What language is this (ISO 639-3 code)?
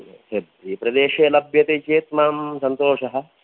san